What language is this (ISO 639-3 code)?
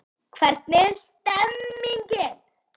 isl